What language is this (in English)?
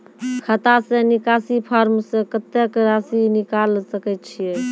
Maithili